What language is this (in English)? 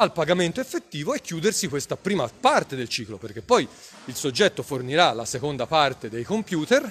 Italian